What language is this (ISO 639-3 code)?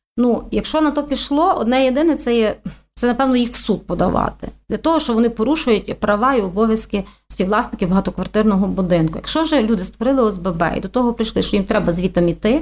ukr